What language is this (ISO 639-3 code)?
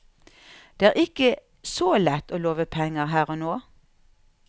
nor